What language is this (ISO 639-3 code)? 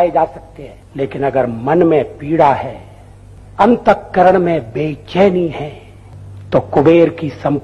hin